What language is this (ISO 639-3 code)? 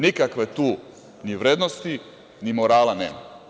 srp